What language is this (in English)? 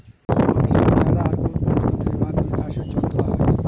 Bangla